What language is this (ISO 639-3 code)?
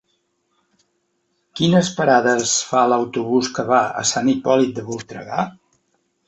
cat